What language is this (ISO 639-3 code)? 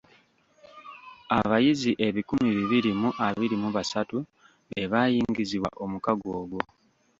lug